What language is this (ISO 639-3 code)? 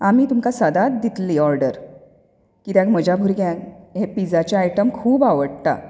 kok